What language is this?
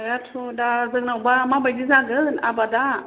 Bodo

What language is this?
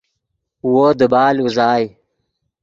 Yidgha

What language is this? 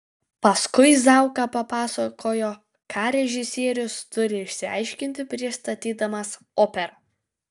Lithuanian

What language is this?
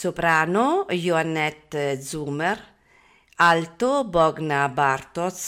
Italian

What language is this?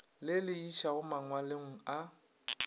Northern Sotho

